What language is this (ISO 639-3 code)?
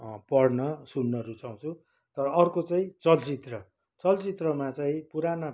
nep